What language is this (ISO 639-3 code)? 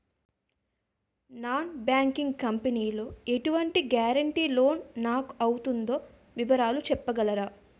tel